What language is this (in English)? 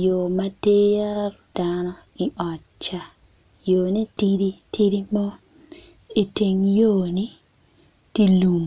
Acoli